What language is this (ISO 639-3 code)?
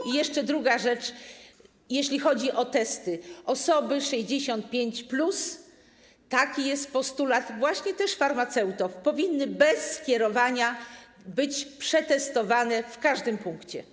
pol